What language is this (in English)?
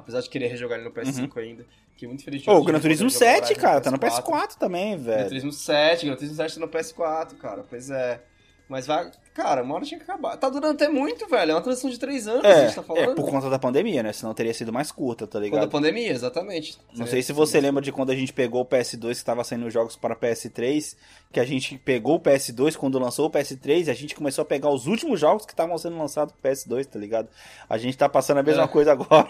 Portuguese